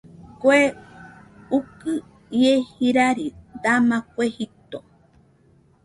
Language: Nüpode Huitoto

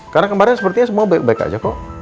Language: Indonesian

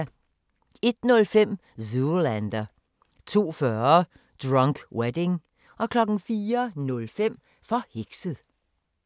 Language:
Danish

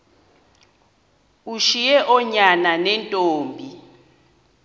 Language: Xhosa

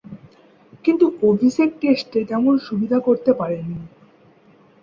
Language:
Bangla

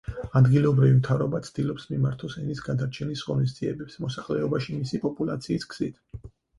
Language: Georgian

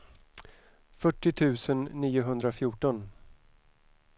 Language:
Swedish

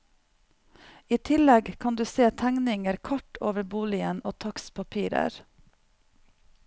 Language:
Norwegian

